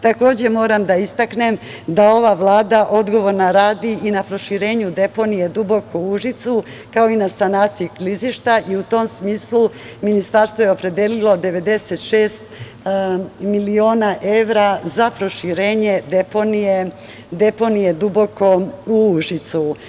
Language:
Serbian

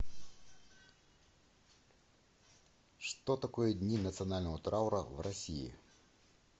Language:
Russian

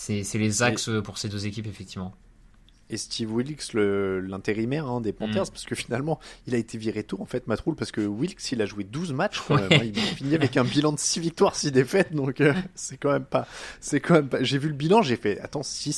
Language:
French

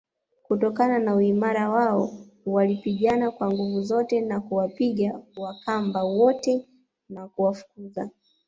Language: Swahili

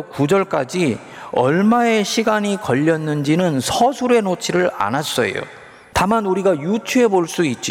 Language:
Korean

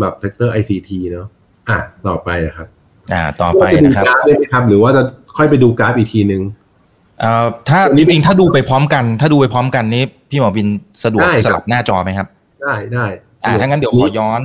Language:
Thai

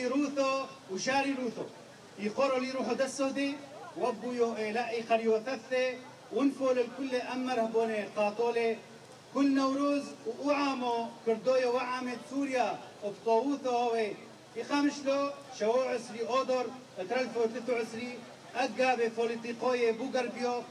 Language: Arabic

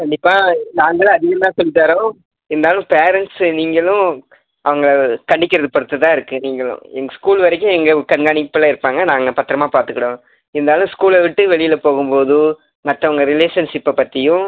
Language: Tamil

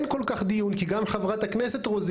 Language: Hebrew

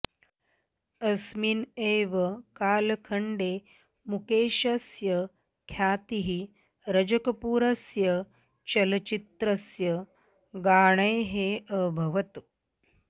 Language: Sanskrit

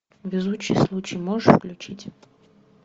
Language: Russian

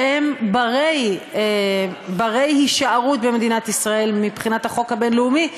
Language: Hebrew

